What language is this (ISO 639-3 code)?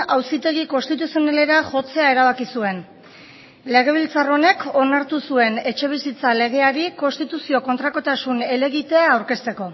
eus